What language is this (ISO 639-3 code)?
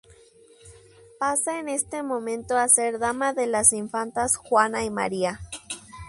spa